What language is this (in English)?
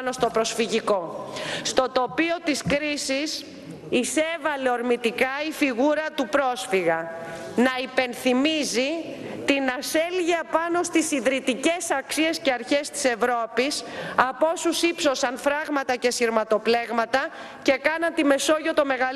Greek